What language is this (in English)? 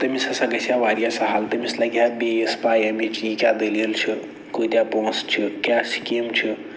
Kashmiri